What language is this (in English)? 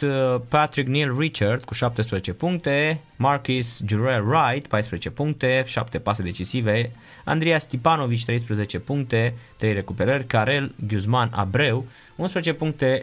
Romanian